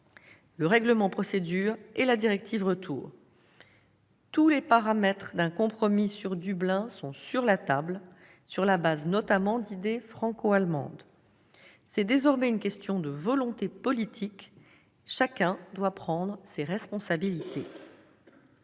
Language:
French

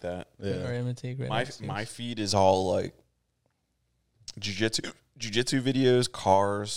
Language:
English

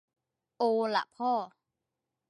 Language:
Thai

